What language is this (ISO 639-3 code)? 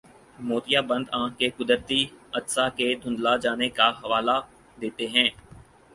urd